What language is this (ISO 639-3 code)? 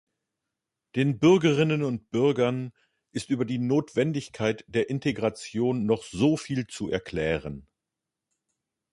deu